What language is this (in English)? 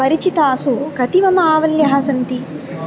Sanskrit